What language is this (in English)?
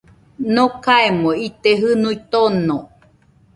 Nüpode Huitoto